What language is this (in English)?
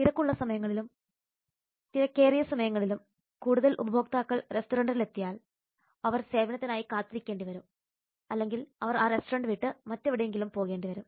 Malayalam